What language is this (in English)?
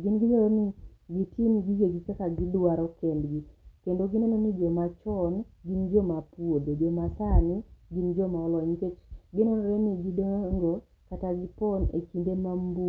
Luo (Kenya and Tanzania)